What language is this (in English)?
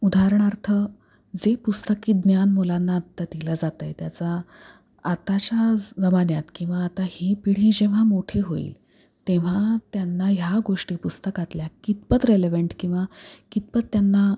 Marathi